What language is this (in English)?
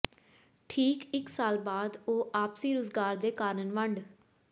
Punjabi